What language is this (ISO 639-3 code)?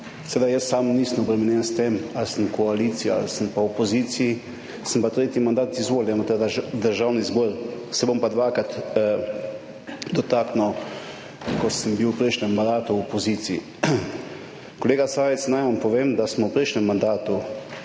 slv